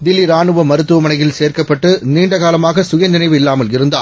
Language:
Tamil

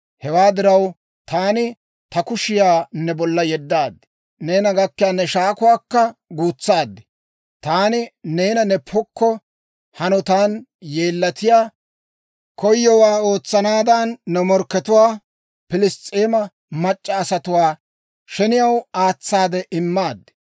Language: Dawro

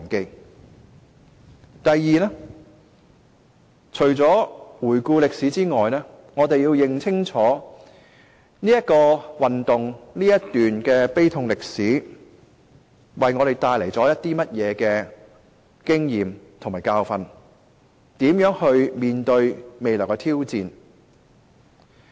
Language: Cantonese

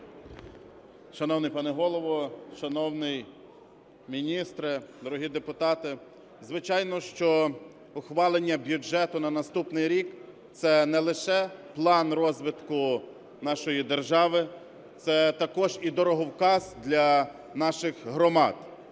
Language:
Ukrainian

